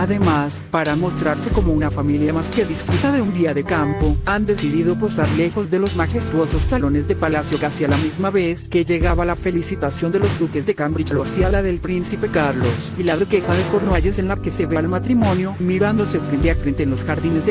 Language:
Spanish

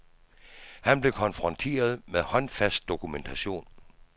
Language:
Danish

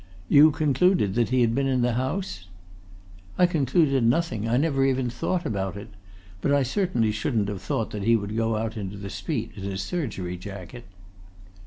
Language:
English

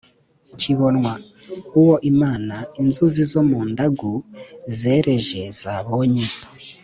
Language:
Kinyarwanda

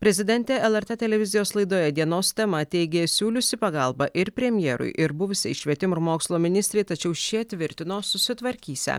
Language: Lithuanian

